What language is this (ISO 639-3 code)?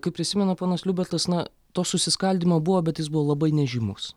lit